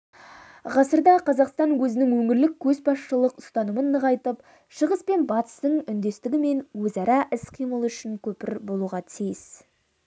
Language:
Kazakh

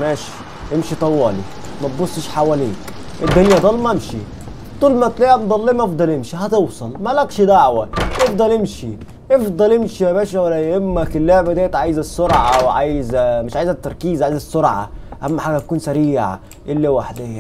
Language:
Arabic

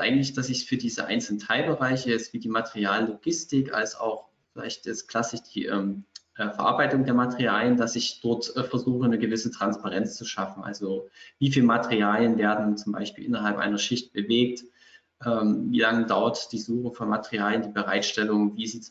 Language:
German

